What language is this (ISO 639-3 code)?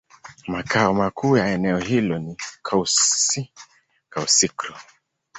swa